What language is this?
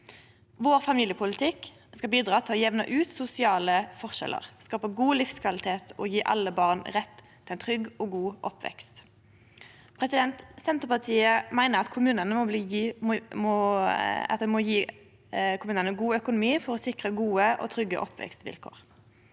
Norwegian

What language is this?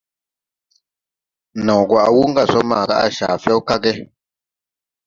Tupuri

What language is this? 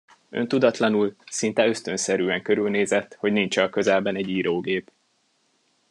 Hungarian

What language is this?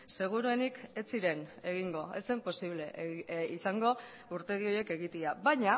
Basque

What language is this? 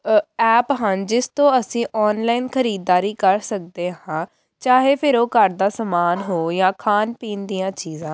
Punjabi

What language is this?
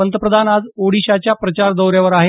Marathi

